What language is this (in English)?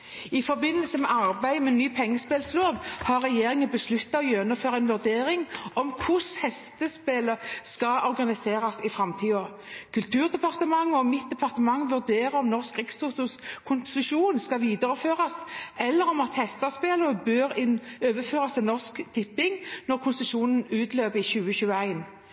Norwegian Bokmål